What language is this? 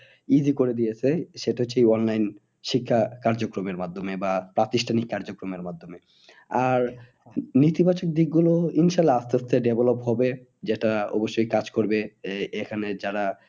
Bangla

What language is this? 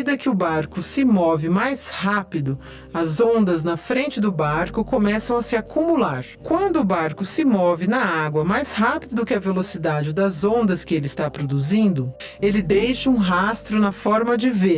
Portuguese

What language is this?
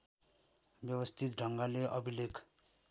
Nepali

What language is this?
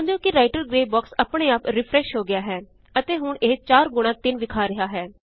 Punjabi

